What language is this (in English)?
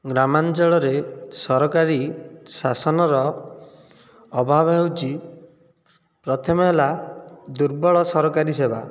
Odia